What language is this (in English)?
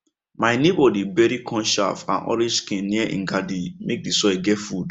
Nigerian Pidgin